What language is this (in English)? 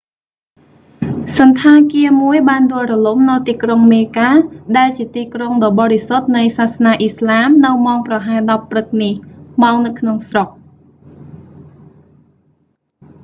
Khmer